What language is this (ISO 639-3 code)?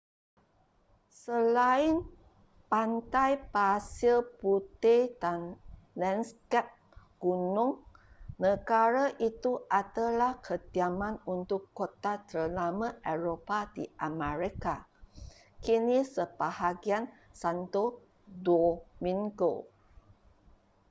msa